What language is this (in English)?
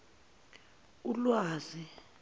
Zulu